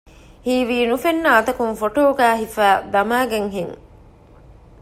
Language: Divehi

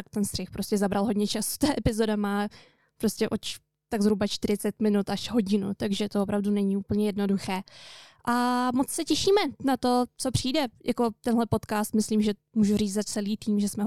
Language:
Czech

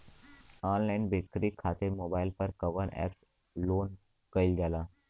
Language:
Bhojpuri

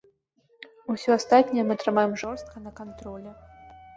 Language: Belarusian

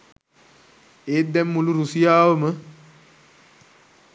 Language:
Sinhala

